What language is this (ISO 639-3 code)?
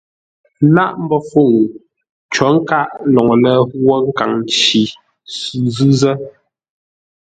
nla